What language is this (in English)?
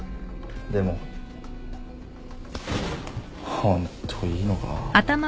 Japanese